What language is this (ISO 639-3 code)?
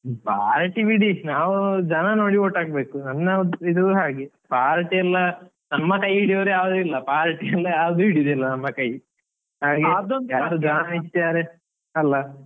kan